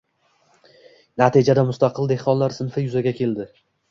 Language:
Uzbek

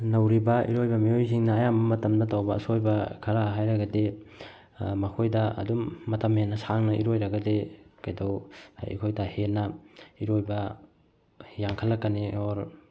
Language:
Manipuri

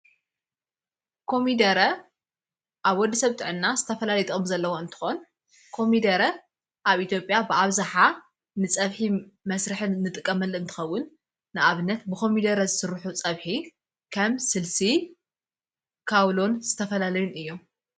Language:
Tigrinya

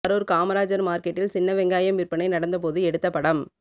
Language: Tamil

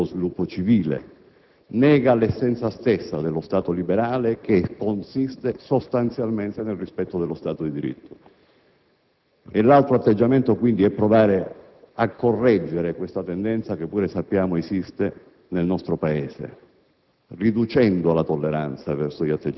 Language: Italian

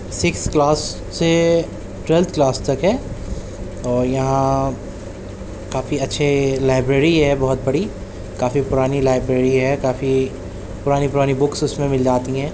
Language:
Urdu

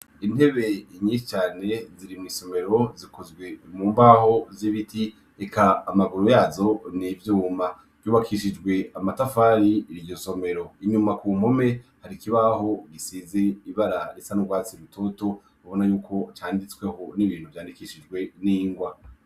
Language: Rundi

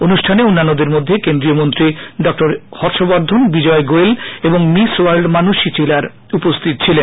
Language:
Bangla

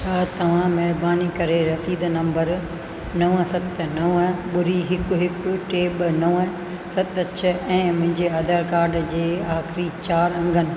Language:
Sindhi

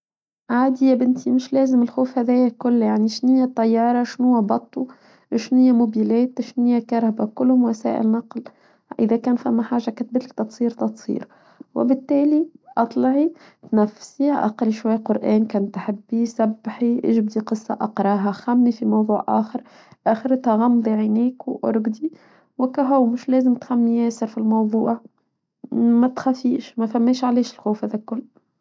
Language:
Tunisian Arabic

